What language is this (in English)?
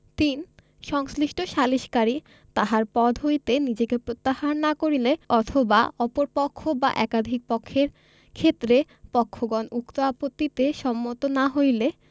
Bangla